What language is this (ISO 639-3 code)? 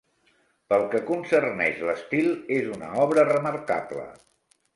cat